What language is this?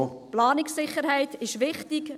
Swiss German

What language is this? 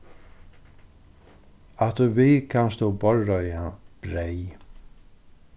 Faroese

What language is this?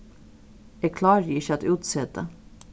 Faroese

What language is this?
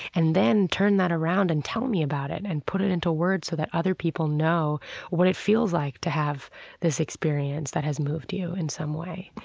English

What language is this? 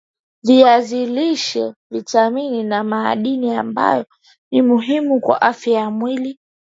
Swahili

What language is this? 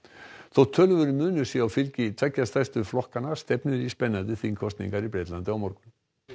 Icelandic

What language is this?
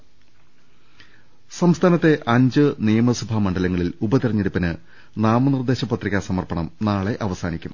Malayalam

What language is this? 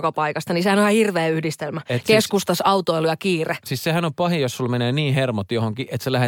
Finnish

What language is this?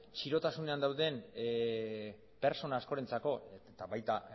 Basque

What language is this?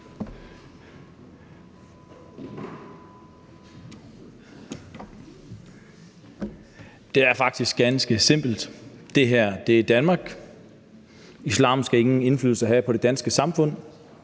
Danish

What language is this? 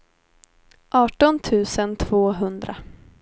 Swedish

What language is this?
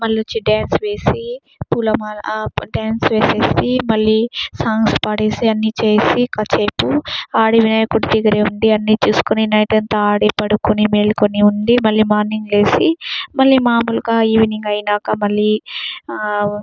Telugu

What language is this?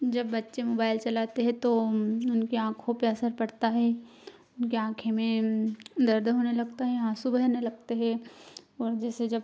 Hindi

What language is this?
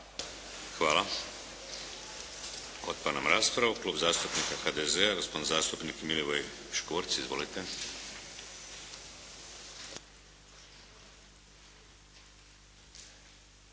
Croatian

